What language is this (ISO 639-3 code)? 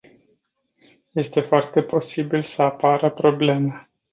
ron